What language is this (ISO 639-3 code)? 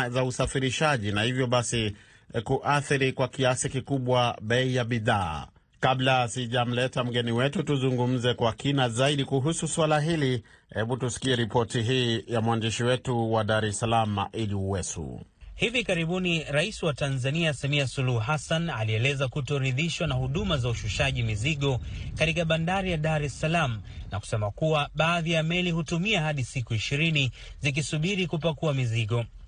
swa